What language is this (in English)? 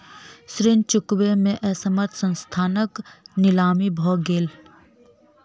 Maithili